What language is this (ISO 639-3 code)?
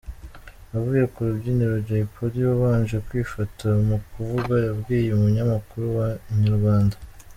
kin